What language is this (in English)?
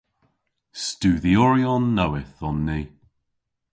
Cornish